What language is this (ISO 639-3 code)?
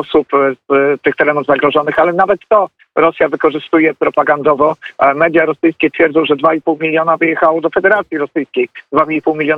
pol